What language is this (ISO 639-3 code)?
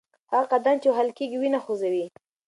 pus